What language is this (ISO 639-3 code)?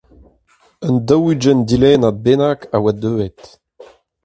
bre